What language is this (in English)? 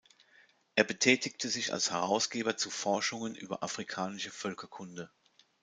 German